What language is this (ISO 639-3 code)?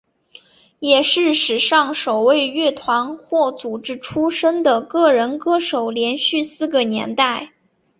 zho